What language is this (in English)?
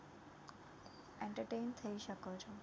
Gujarati